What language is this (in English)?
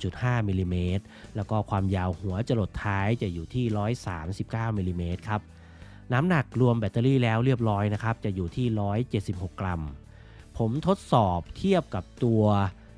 Thai